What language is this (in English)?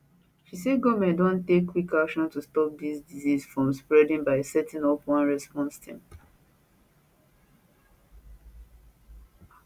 Nigerian Pidgin